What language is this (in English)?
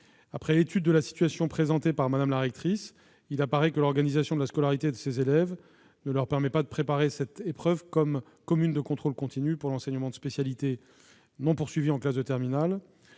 French